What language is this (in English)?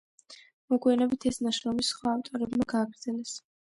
Georgian